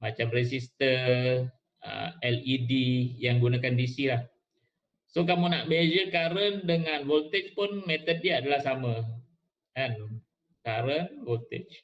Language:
Malay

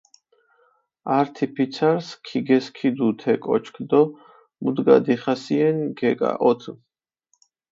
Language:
Mingrelian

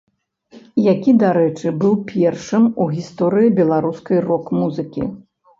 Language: Belarusian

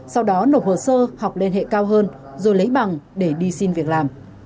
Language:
Vietnamese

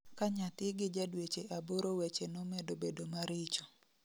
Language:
Luo (Kenya and Tanzania)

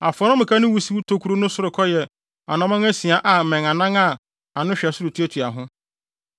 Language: Akan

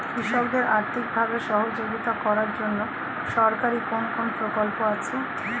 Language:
Bangla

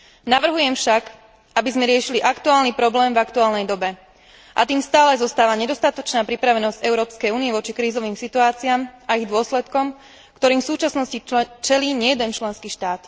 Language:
Slovak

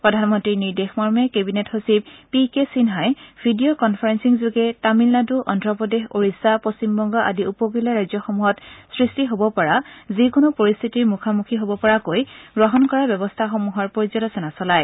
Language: Assamese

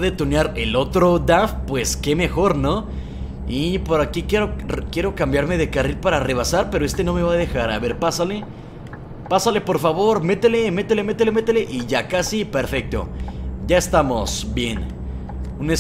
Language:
Spanish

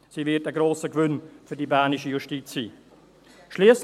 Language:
Swiss German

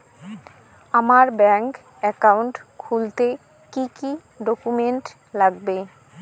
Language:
Bangla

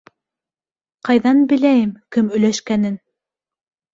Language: Bashkir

